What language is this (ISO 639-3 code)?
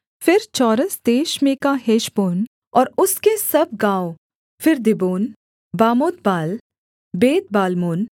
hin